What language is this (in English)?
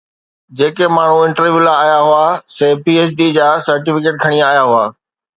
Sindhi